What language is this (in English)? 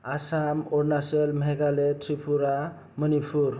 Bodo